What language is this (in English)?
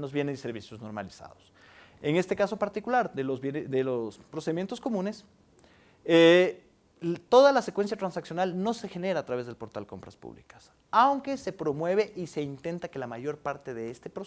Spanish